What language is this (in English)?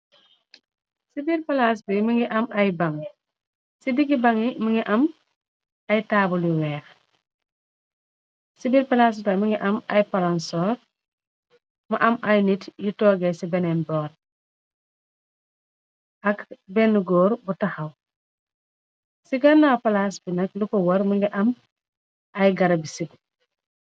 Wolof